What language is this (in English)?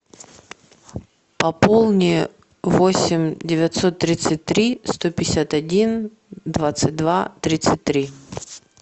Russian